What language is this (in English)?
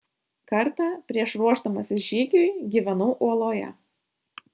Lithuanian